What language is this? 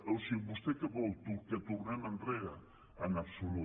Catalan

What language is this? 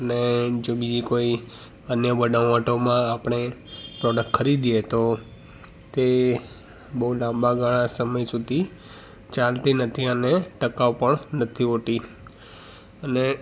Gujarati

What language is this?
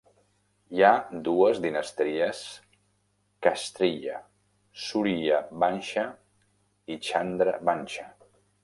Catalan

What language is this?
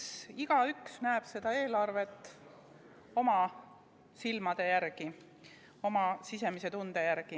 Estonian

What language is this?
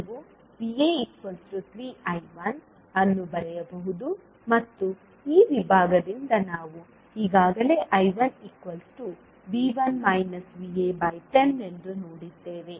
Kannada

